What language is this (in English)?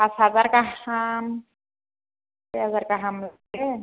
Bodo